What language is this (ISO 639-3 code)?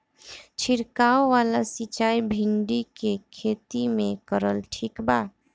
bho